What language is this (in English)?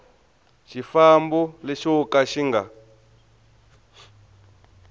Tsonga